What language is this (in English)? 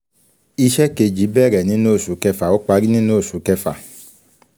Yoruba